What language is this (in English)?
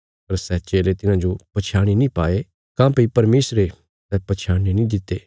Bilaspuri